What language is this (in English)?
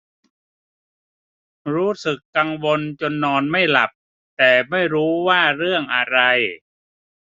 Thai